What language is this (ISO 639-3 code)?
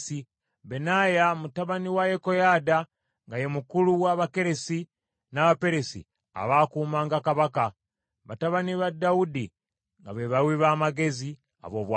lug